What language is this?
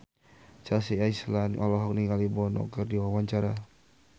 Sundanese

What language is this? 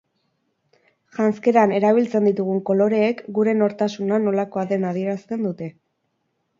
Basque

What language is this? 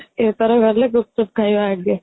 Odia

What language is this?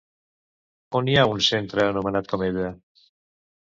Catalan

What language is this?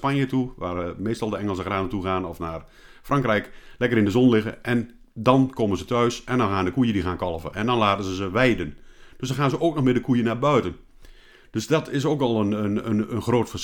Dutch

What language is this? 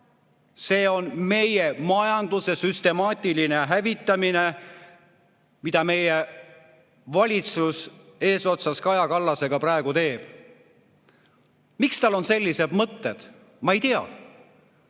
Estonian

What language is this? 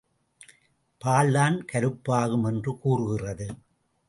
Tamil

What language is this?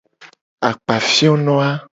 Gen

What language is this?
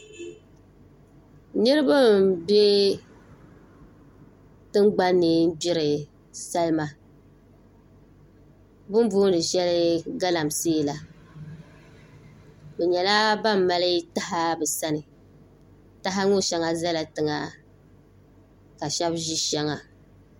Dagbani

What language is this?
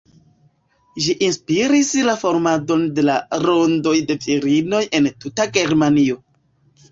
Esperanto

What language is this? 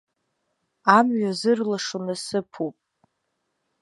Abkhazian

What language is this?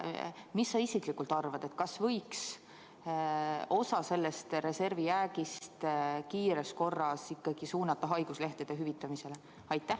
Estonian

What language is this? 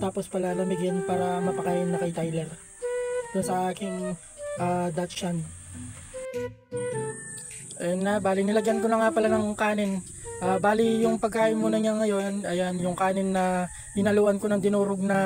Filipino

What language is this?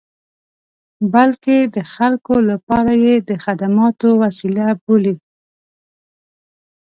Pashto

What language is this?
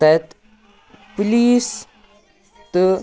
Kashmiri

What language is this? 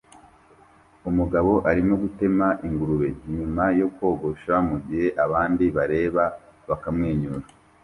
Kinyarwanda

